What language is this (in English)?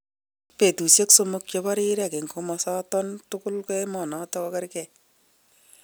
Kalenjin